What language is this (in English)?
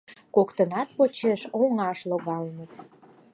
Mari